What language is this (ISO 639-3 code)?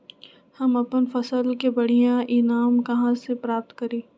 mag